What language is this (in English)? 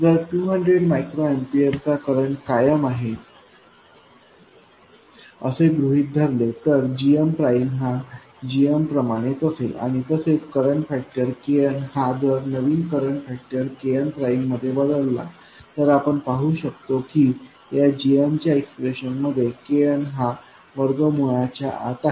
Marathi